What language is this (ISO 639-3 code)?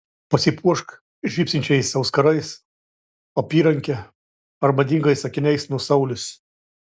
lit